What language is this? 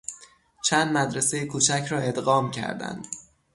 Persian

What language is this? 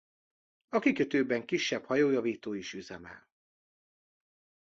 Hungarian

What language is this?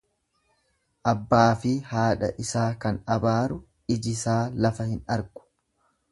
Oromo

